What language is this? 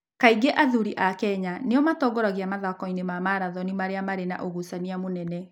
Kikuyu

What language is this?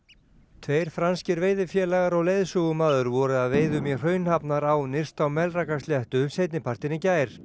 Icelandic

